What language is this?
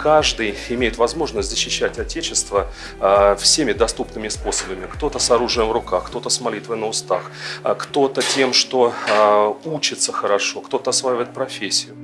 Russian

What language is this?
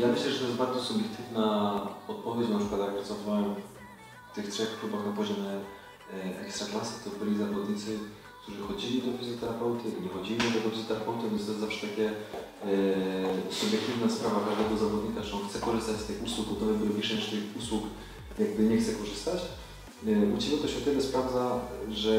Polish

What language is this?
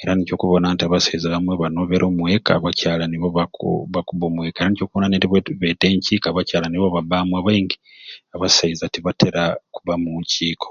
Ruuli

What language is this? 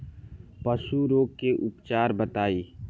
Bhojpuri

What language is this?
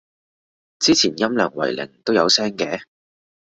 Cantonese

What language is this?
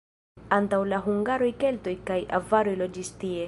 Esperanto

